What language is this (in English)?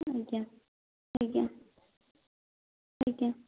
Odia